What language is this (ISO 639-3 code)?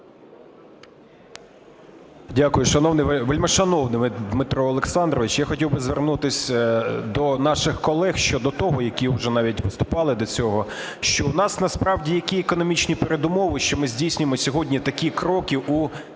ukr